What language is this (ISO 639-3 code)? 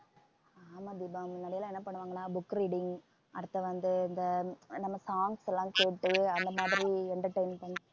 tam